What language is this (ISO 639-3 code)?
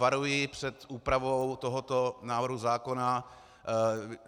ces